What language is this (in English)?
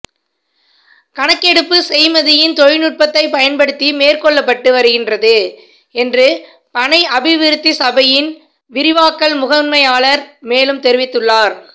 Tamil